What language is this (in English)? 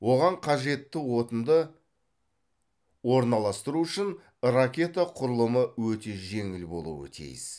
Kazakh